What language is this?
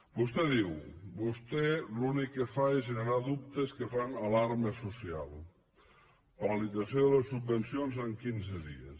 Catalan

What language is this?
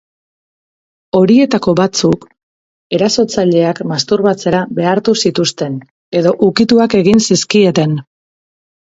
Basque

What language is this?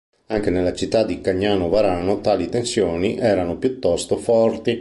Italian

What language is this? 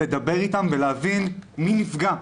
Hebrew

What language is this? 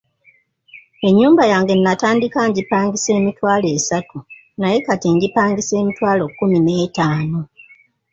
Ganda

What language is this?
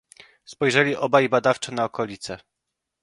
Polish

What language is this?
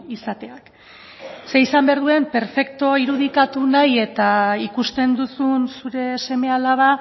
Basque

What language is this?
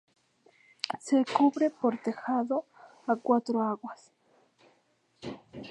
Spanish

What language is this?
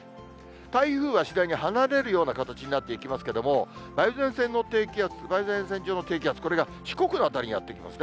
Japanese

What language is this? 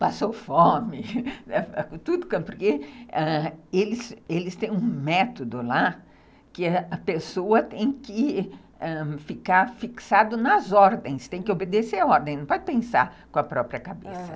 Portuguese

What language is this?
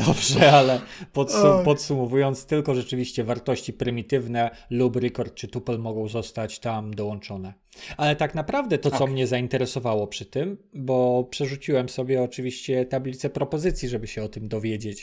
Polish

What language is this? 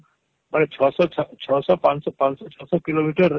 Odia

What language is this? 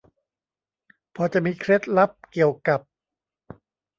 Thai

